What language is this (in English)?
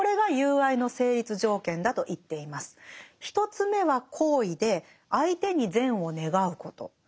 Japanese